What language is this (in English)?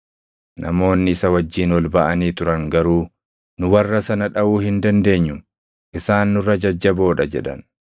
Oromo